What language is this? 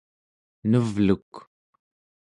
Central Yupik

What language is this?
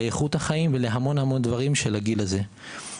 Hebrew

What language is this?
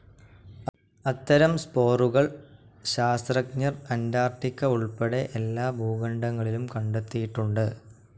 Malayalam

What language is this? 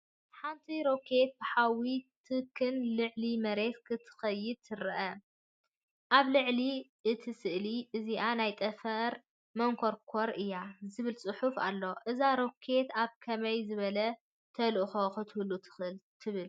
Tigrinya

